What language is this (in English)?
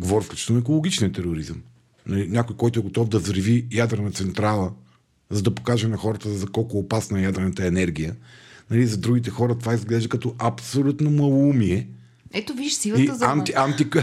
Bulgarian